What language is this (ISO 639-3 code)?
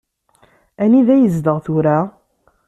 kab